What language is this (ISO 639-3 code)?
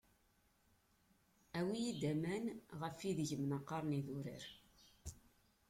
kab